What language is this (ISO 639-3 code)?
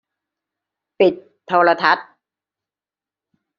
tha